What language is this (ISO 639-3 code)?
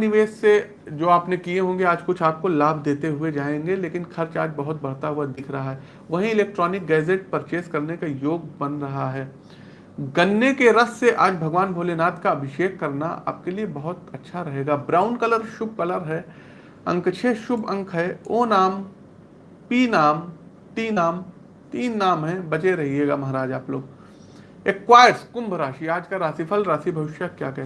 hin